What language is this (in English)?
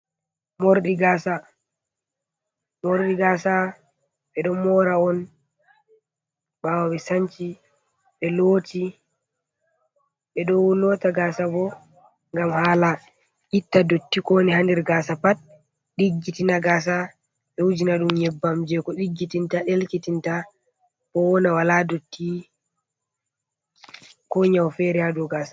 Fula